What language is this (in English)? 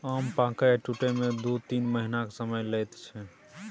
Maithili